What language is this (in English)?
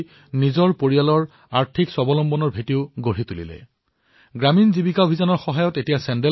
Assamese